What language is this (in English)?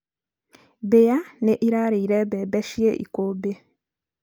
Kikuyu